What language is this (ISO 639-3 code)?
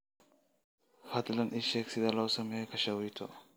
som